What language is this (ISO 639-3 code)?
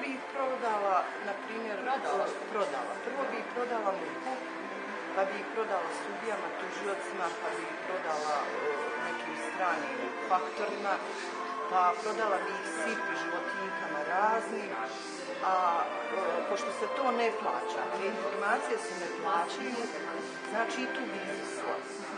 hrv